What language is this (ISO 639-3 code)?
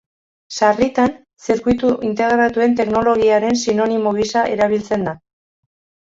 eus